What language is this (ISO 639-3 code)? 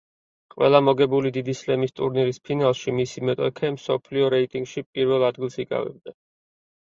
kat